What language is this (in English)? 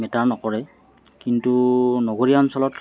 Assamese